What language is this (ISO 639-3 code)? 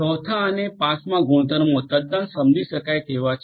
guj